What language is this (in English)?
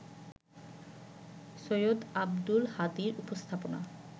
Bangla